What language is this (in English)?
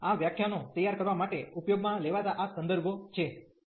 Gujarati